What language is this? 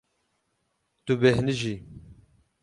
Kurdish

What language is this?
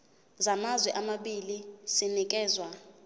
Zulu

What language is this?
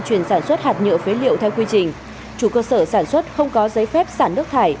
Vietnamese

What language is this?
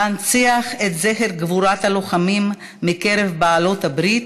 Hebrew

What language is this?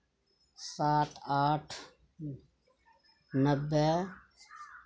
Maithili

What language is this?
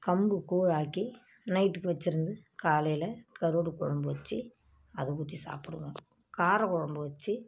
Tamil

